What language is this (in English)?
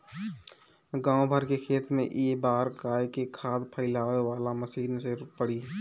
Bhojpuri